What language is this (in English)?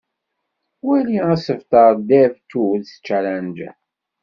Kabyle